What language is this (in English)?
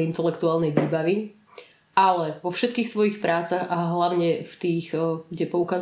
Slovak